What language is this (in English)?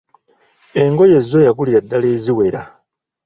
Ganda